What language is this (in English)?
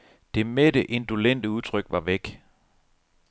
Danish